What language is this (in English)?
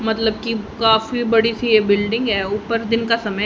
Hindi